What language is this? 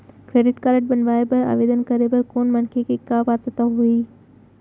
Chhattisgarhi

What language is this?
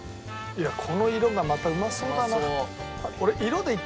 Japanese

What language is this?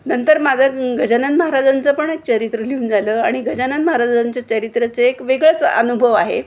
Marathi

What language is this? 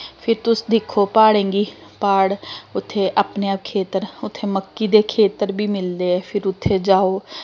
Dogri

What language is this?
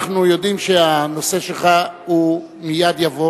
Hebrew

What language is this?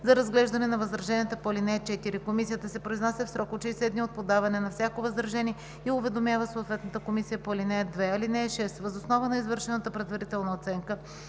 Bulgarian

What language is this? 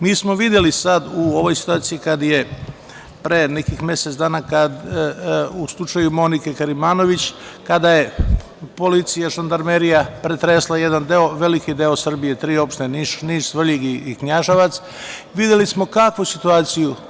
Serbian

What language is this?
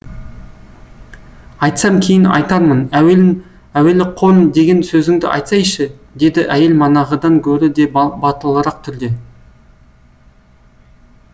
Kazakh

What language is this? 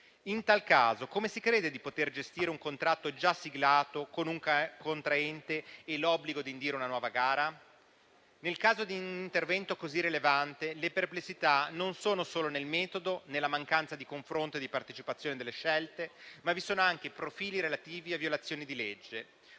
Italian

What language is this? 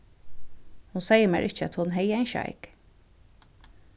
Faroese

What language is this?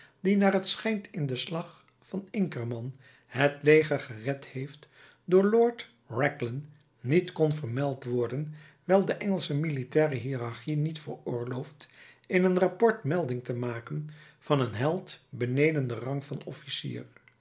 Dutch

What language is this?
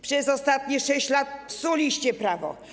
Polish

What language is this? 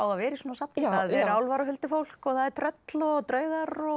Icelandic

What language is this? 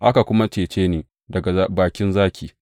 Hausa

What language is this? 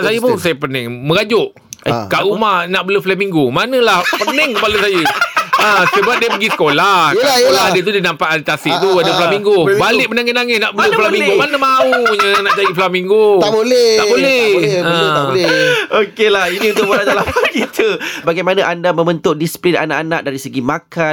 Malay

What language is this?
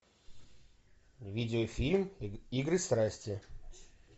Russian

